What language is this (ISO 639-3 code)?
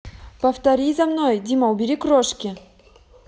rus